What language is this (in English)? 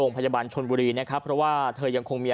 Thai